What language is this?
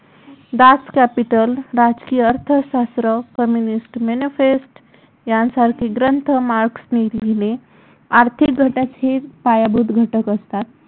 Marathi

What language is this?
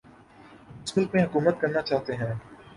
Urdu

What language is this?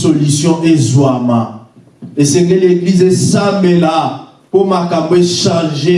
French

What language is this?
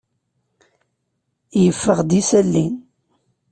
Kabyle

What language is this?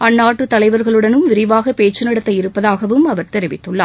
Tamil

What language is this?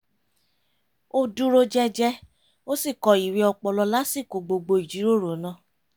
Yoruba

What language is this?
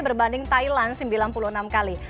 Indonesian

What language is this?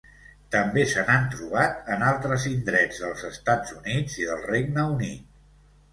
Catalan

